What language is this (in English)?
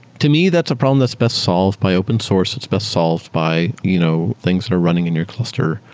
English